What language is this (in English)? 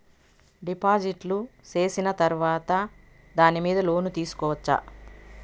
Telugu